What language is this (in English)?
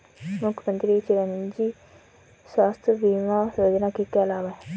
Hindi